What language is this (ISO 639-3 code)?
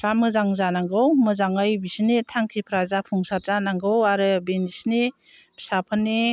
brx